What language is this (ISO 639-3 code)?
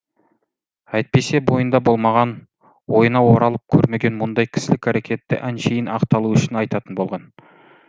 kaz